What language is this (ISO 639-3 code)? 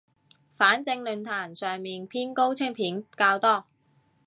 yue